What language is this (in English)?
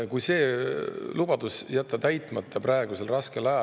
Estonian